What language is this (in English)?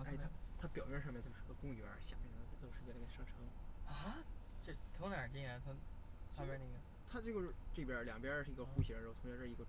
Chinese